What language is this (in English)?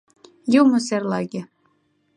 Mari